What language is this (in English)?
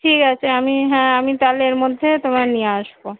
Bangla